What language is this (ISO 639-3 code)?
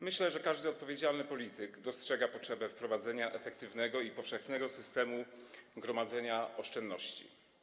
pol